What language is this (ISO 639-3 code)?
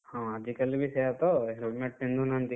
ori